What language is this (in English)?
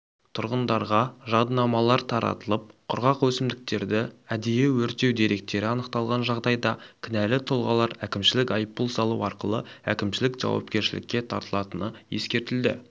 Kazakh